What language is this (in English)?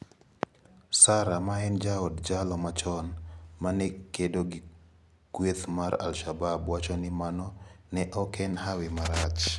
Luo (Kenya and Tanzania)